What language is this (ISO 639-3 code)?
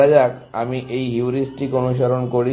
ben